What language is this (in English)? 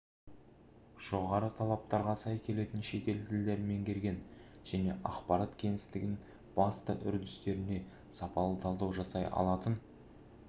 Kazakh